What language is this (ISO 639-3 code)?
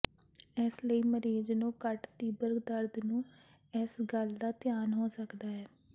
pan